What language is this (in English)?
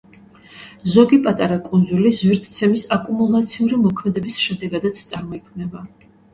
Georgian